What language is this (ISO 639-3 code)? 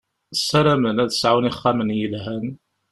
kab